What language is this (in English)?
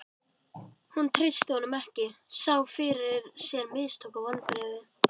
Icelandic